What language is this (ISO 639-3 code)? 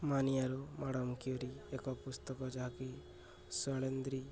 ori